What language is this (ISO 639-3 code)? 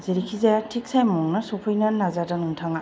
brx